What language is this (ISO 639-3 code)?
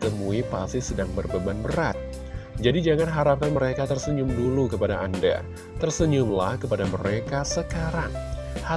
ind